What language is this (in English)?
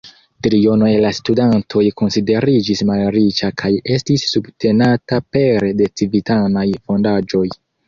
Esperanto